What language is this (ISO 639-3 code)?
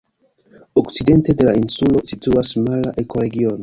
epo